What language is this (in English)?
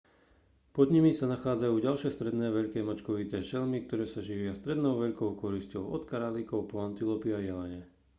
Slovak